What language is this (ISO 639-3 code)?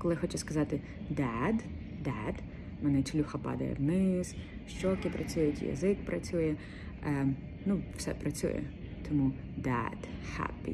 ukr